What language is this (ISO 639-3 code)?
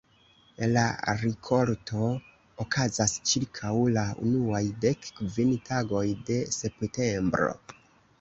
epo